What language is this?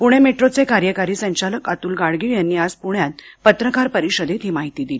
Marathi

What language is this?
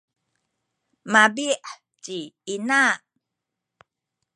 Sakizaya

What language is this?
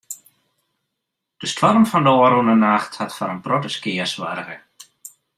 Western Frisian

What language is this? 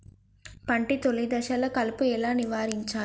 Telugu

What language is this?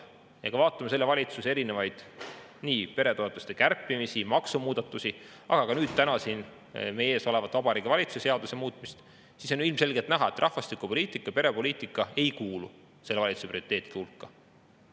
Estonian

